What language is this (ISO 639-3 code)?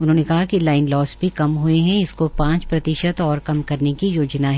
hin